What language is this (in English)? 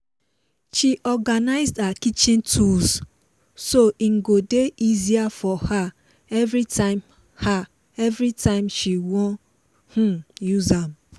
Nigerian Pidgin